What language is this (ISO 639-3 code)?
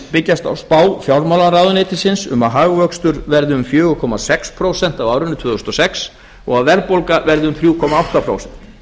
isl